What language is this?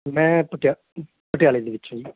Punjabi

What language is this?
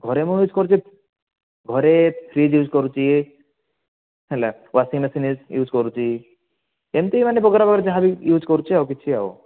Odia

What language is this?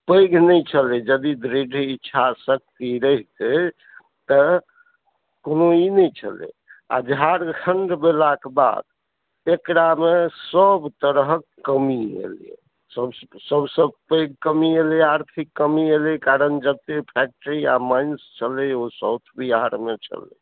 Maithili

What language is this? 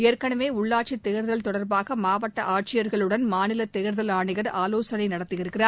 Tamil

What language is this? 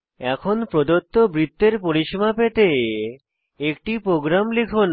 Bangla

